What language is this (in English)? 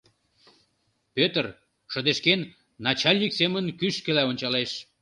Mari